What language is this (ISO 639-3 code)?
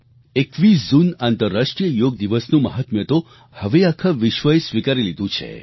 guj